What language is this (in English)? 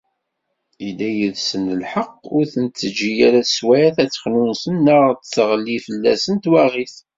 Kabyle